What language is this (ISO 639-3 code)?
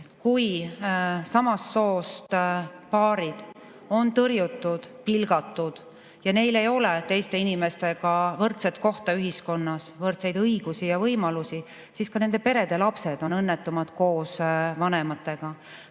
est